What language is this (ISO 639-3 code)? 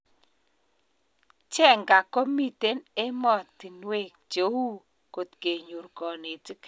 kln